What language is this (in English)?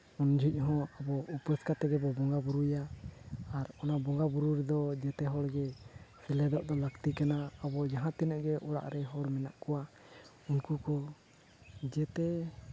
Santali